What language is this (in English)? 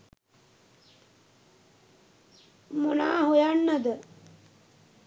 Sinhala